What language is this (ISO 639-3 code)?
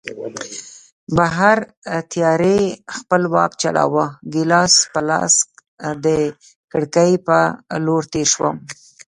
pus